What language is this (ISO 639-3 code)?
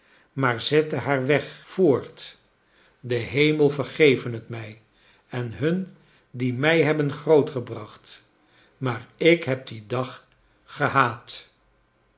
nld